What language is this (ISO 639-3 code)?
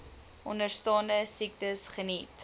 afr